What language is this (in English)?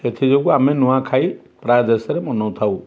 Odia